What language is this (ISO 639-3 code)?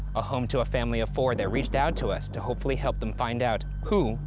eng